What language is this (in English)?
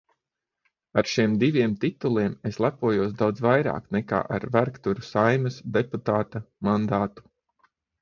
Latvian